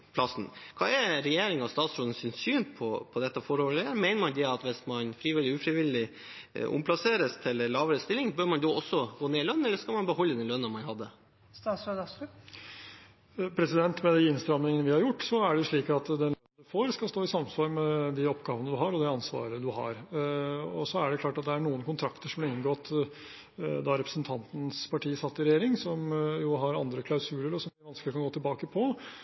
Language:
Norwegian Bokmål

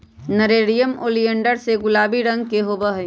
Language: Magahi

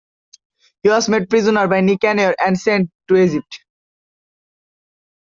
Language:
English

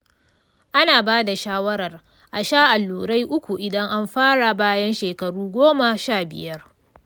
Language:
Hausa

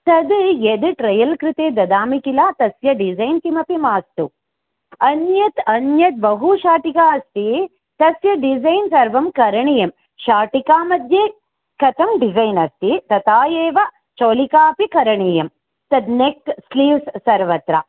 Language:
Sanskrit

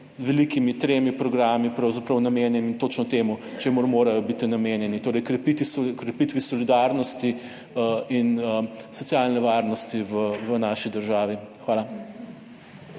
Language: Slovenian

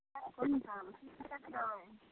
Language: Maithili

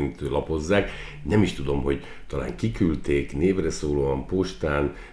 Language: Hungarian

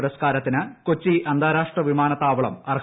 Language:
Malayalam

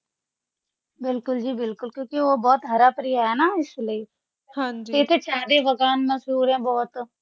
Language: Punjabi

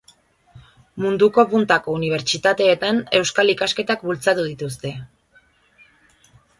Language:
Basque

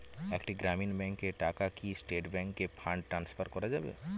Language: Bangla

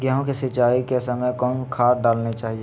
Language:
Magahi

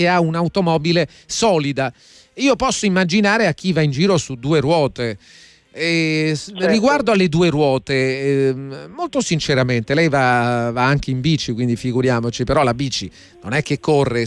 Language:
Italian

